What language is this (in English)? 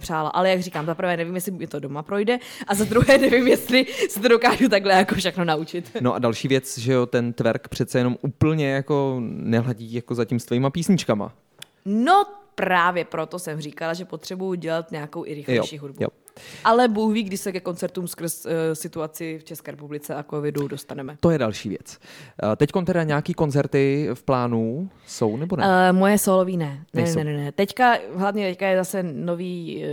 Czech